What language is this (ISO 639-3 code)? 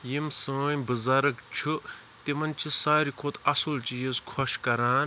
kas